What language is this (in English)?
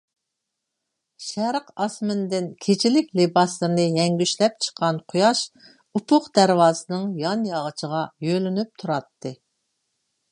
Uyghur